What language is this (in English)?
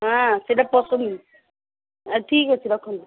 Odia